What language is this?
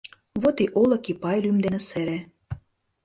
Mari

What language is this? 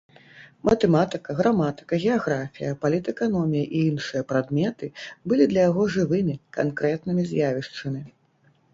Belarusian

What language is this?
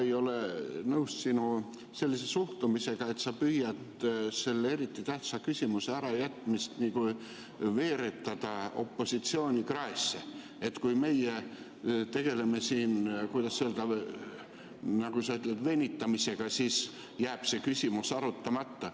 Estonian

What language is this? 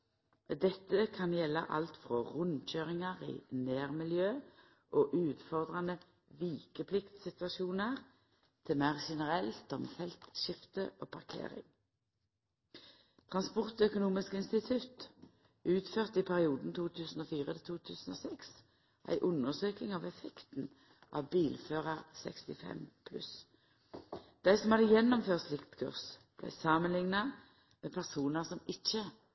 Norwegian Nynorsk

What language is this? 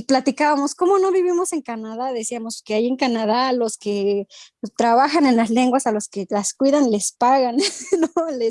Spanish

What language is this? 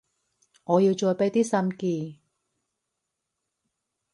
Cantonese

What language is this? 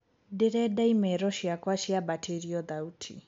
Kikuyu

